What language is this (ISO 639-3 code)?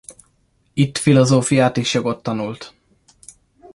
hun